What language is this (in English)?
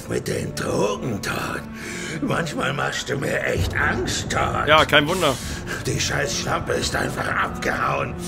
German